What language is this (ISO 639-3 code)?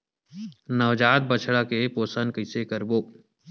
hne